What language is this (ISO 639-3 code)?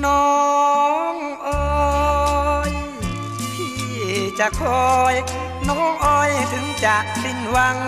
tha